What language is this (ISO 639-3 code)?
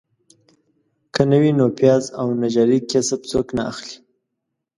pus